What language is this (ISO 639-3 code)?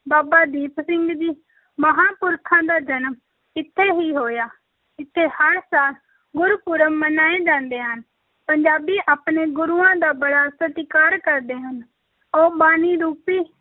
pan